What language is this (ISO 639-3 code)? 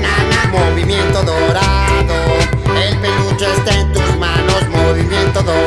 spa